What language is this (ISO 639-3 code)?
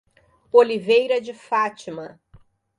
por